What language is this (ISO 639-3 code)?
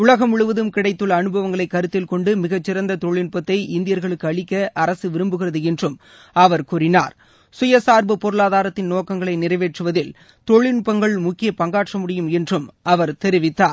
tam